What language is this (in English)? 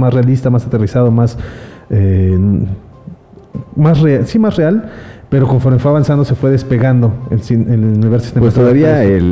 Spanish